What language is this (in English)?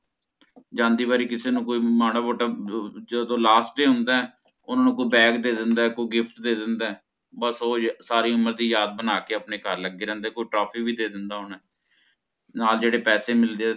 Punjabi